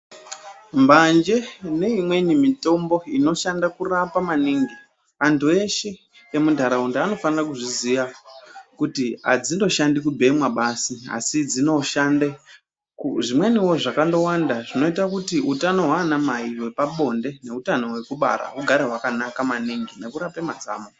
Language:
Ndau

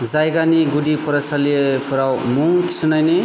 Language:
Bodo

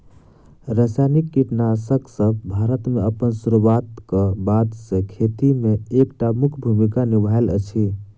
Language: Maithili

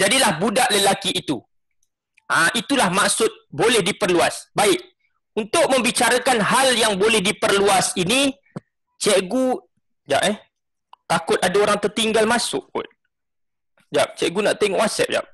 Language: Malay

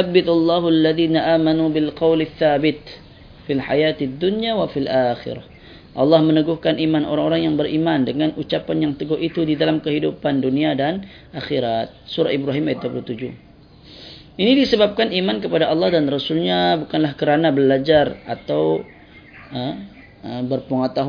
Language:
Malay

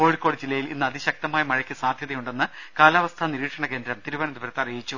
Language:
Malayalam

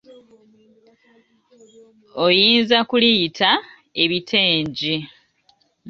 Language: Ganda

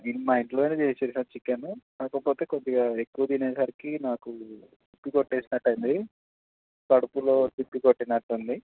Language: Telugu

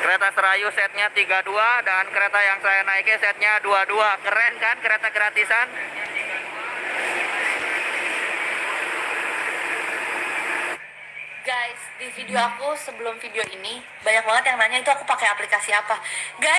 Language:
Indonesian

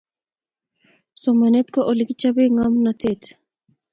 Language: Kalenjin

